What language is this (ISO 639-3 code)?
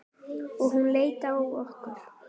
isl